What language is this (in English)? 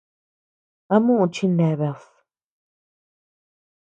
Tepeuxila Cuicatec